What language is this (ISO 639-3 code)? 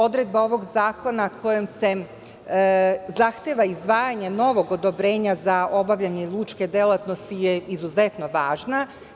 srp